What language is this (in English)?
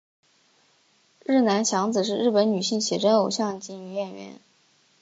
Chinese